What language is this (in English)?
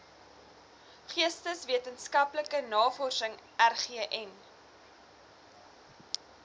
Afrikaans